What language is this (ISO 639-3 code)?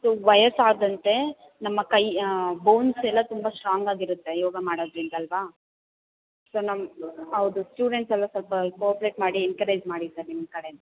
kan